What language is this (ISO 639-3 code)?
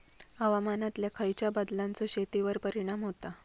mar